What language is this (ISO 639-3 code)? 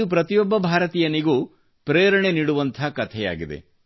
kan